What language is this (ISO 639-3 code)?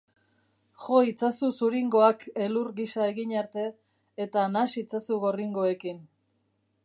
eus